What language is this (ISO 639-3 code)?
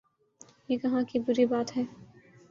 urd